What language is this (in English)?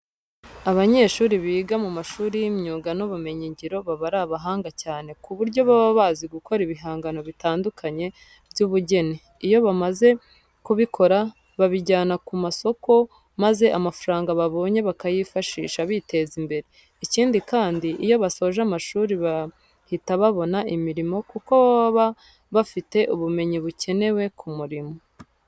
Kinyarwanda